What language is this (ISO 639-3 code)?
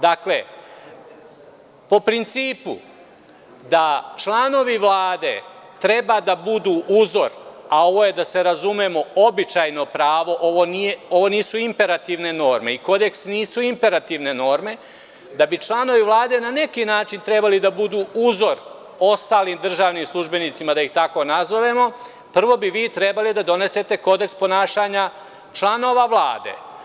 srp